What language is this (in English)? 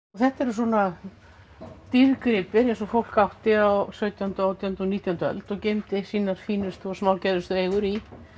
Icelandic